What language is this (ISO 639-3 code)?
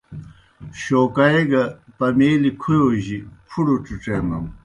plk